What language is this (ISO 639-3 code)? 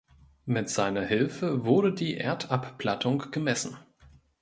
deu